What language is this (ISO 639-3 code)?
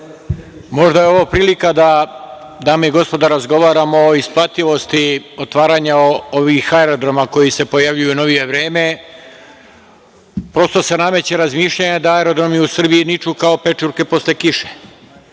srp